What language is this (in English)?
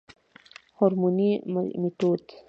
Pashto